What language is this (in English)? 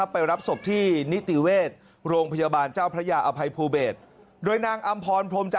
Thai